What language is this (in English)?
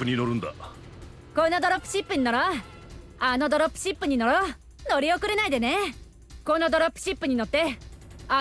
Japanese